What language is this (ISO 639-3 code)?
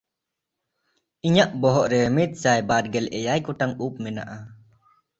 sat